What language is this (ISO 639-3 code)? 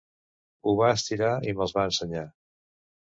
cat